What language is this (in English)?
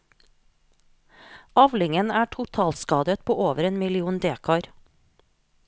Norwegian